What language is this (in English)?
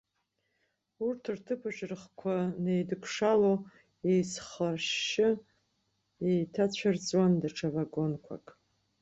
Abkhazian